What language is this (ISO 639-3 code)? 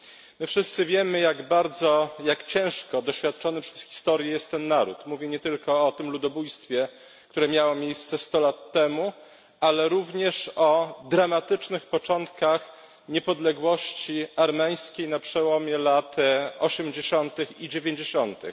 pol